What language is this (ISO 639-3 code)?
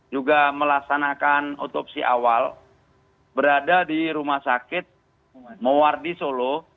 ind